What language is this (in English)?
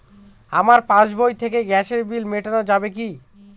Bangla